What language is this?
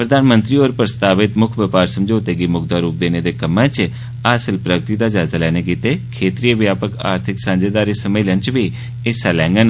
Dogri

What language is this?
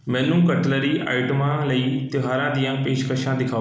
Punjabi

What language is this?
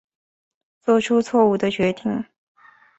Chinese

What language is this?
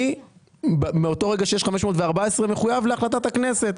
Hebrew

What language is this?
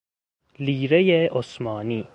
Persian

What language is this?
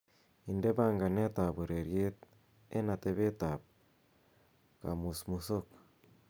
Kalenjin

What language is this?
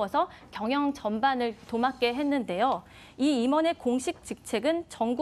Korean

